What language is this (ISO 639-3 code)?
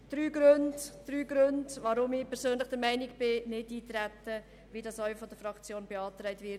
gsw